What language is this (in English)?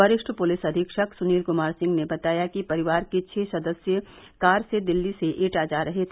Hindi